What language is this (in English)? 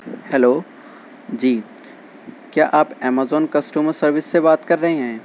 Urdu